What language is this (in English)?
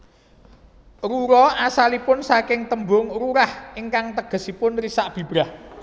Javanese